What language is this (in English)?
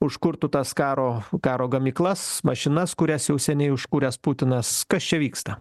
Lithuanian